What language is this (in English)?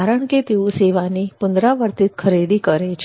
Gujarati